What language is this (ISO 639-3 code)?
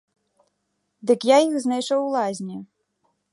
bel